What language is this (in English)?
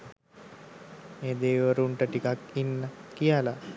Sinhala